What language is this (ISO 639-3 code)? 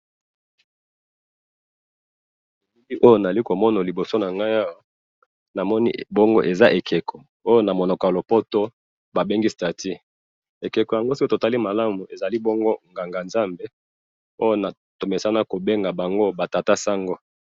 lin